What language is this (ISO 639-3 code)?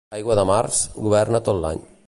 cat